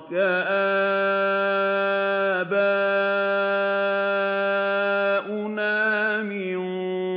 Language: Arabic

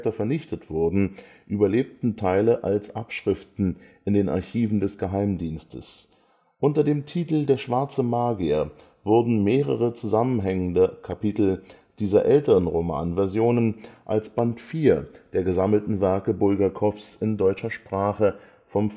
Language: German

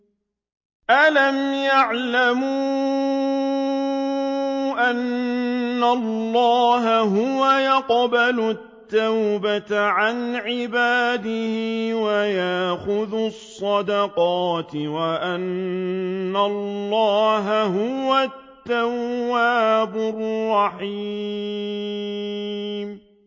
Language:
Arabic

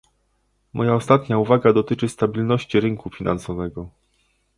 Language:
Polish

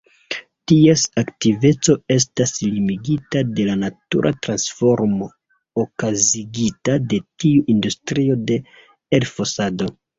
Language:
Esperanto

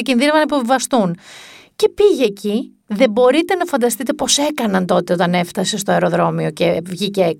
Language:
Greek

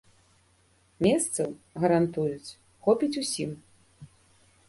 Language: Belarusian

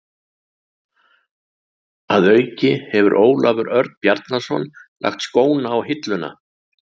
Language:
Icelandic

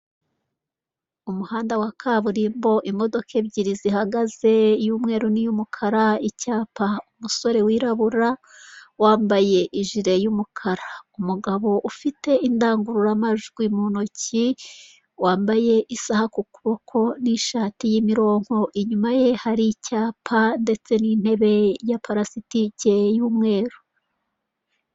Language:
Kinyarwanda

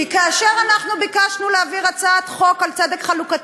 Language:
Hebrew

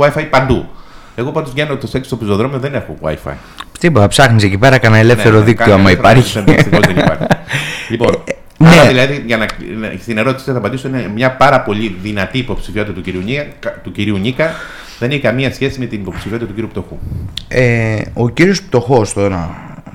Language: Greek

